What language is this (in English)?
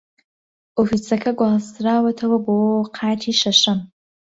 Central Kurdish